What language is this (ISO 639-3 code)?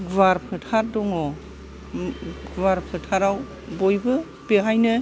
brx